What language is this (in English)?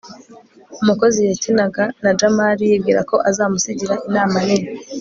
Kinyarwanda